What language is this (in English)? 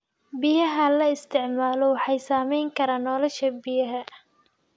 Somali